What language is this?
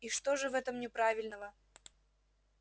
Russian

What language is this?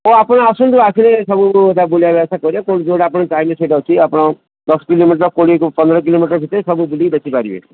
Odia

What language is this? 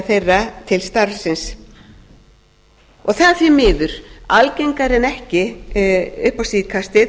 Icelandic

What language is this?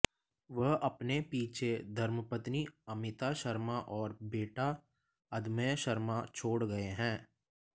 Hindi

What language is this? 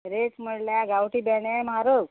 Konkani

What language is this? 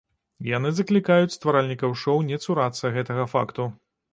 Belarusian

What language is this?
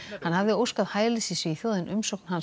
Icelandic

